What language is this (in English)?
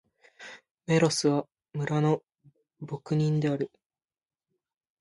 Japanese